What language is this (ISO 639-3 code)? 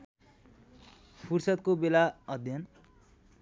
nep